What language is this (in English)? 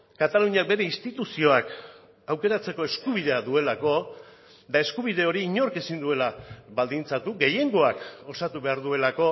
Basque